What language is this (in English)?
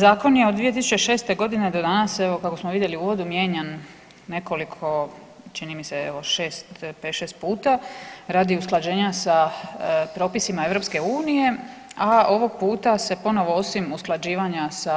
Croatian